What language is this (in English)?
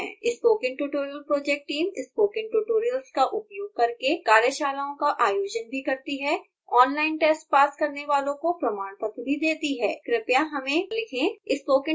Hindi